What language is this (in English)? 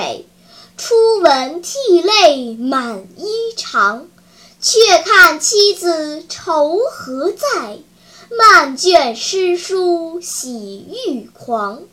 Chinese